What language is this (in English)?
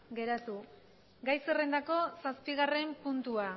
Basque